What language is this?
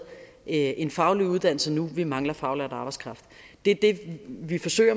Danish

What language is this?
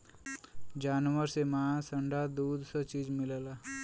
Bhojpuri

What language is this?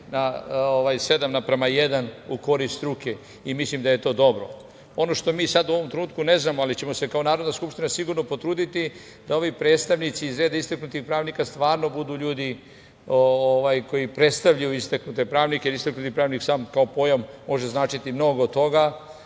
Serbian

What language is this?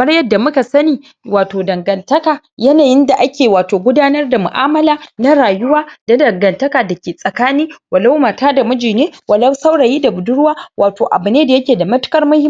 Hausa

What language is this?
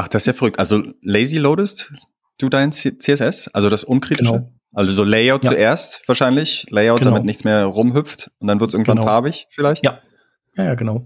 German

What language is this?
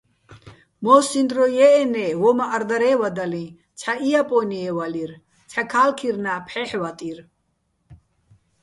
Bats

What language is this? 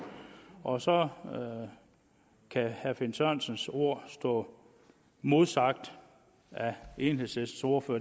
Danish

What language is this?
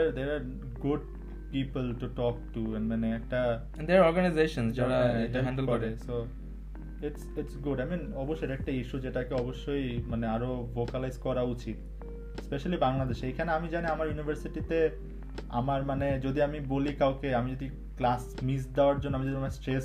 Bangla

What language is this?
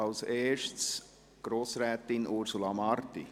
Swiss German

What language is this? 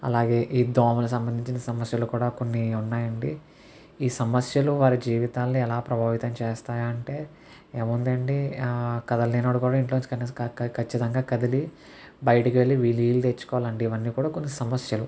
Telugu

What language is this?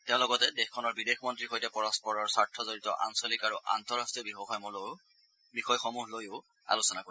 Assamese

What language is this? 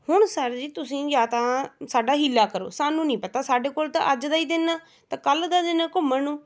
Punjabi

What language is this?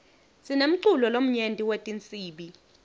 Swati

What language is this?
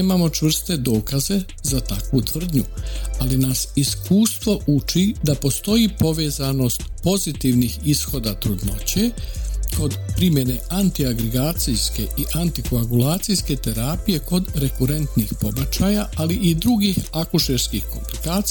Croatian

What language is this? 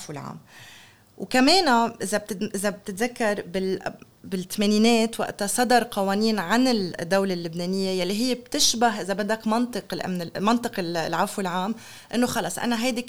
Arabic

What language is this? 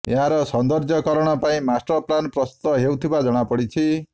Odia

